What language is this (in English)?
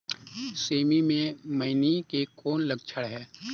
Chhattisgarhi